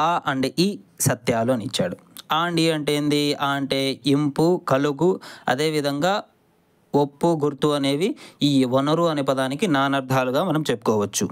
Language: Telugu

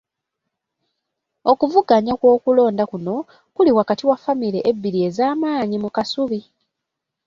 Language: Ganda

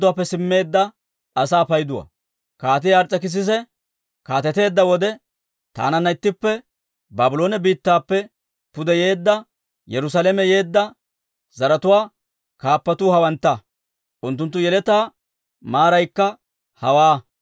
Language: Dawro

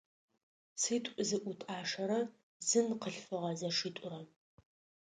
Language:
Adyghe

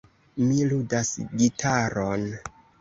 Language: Esperanto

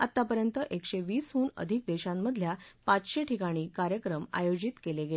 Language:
Marathi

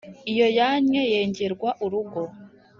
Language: Kinyarwanda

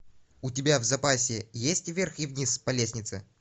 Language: Russian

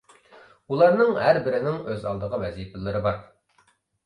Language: Uyghur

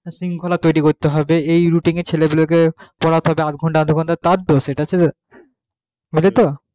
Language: Bangla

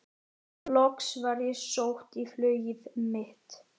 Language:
Icelandic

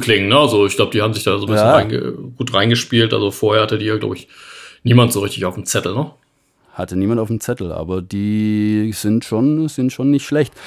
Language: German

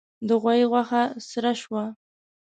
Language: Pashto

